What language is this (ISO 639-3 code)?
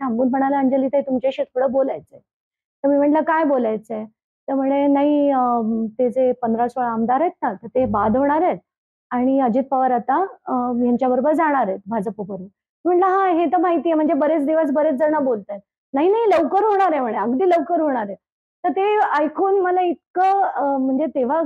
mar